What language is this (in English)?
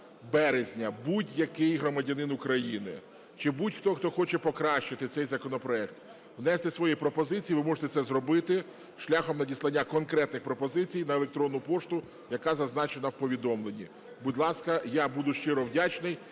Ukrainian